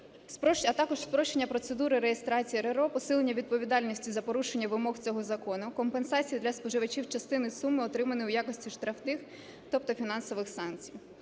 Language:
Ukrainian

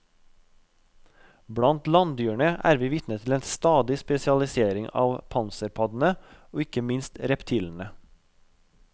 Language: Norwegian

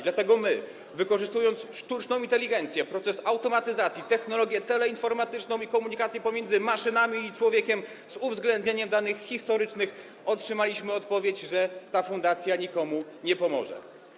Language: Polish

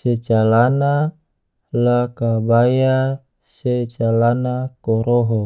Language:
Tidore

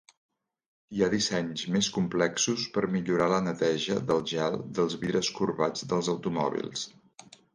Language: Catalan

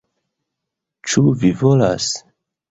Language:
Esperanto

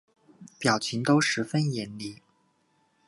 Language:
Chinese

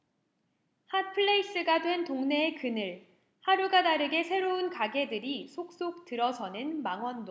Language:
Korean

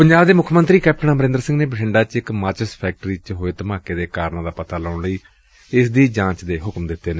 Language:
Punjabi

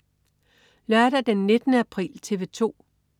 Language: Danish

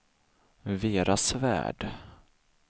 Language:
Swedish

